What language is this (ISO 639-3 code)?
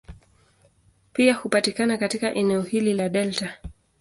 swa